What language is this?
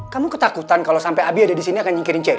Indonesian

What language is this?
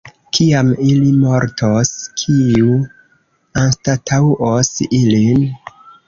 Esperanto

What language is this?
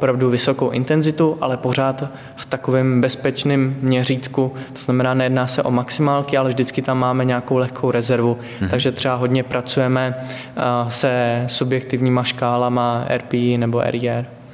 Czech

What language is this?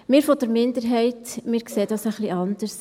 Swiss German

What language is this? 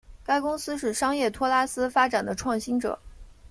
Chinese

